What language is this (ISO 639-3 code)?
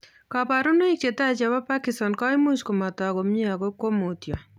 kln